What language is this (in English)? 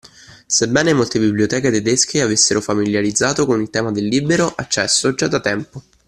Italian